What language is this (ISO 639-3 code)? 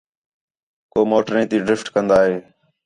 xhe